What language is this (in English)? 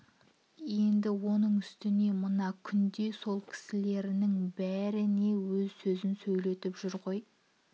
Kazakh